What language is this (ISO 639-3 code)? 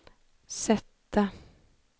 swe